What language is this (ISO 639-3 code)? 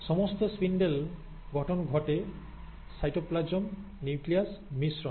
ben